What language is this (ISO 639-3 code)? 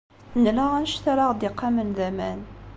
kab